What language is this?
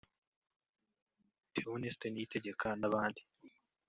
Kinyarwanda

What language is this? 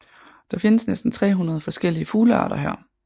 Danish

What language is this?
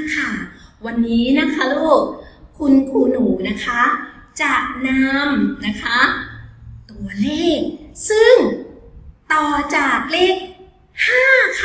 Thai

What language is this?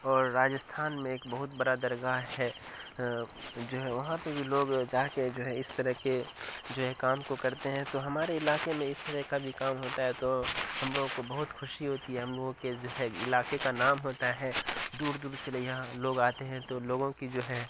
Urdu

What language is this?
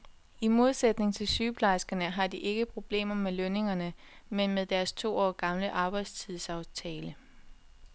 Danish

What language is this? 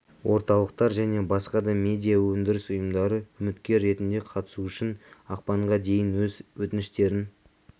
Kazakh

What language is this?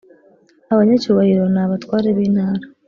Kinyarwanda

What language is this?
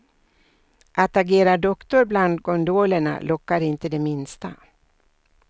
Swedish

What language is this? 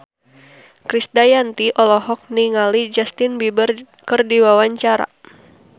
Sundanese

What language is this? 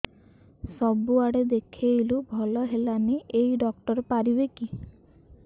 Odia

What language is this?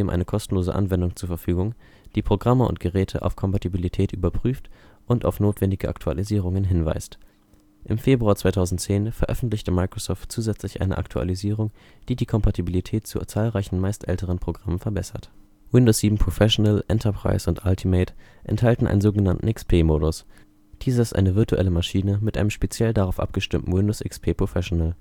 German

